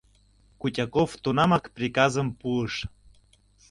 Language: Mari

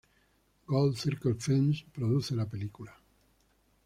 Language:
Spanish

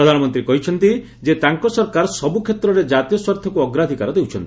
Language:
Odia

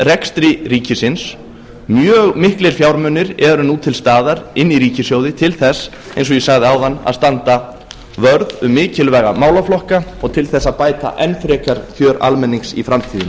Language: Icelandic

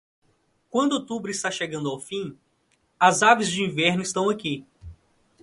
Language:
Portuguese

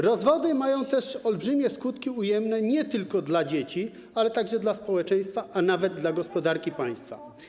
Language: Polish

